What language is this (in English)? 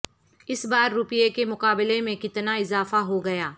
Urdu